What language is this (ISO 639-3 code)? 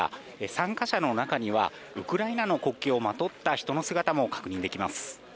jpn